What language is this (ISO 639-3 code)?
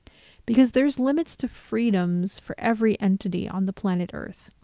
eng